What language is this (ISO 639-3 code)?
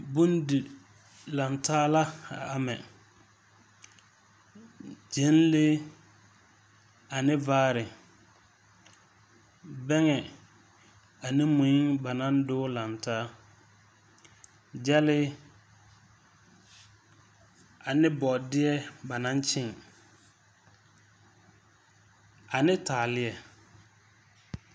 dga